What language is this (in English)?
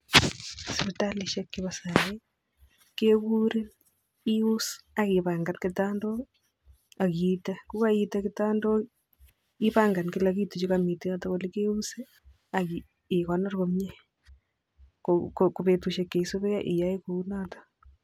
Kalenjin